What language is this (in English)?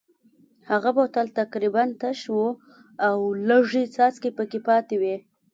Pashto